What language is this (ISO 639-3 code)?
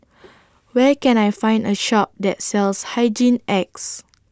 eng